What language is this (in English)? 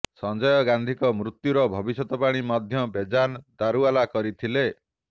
Odia